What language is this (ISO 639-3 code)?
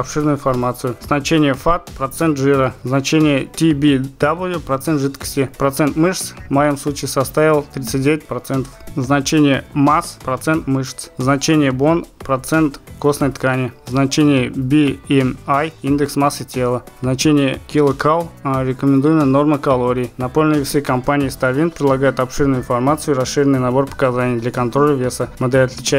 rus